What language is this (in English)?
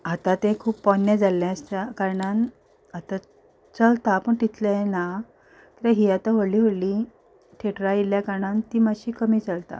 Konkani